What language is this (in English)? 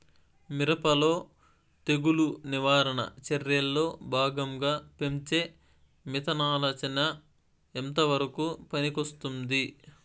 Telugu